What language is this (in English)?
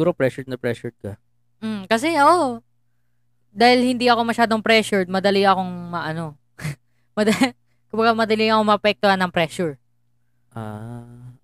Filipino